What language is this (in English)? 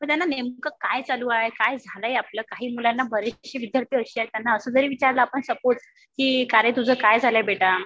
Marathi